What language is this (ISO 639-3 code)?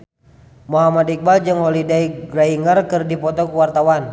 sun